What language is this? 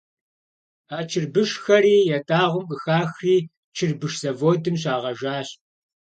Kabardian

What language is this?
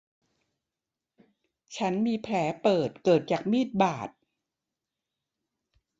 Thai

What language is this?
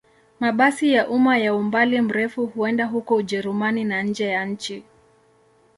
Swahili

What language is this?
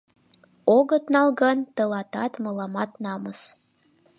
Mari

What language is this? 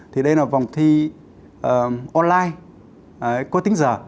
Vietnamese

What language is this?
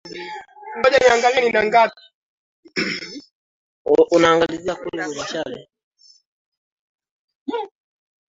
Swahili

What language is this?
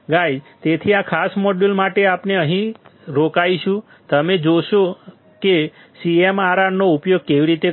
Gujarati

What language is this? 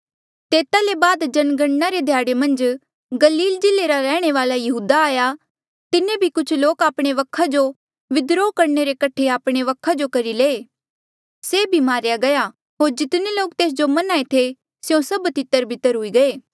Mandeali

